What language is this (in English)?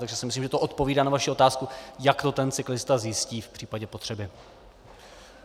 Czech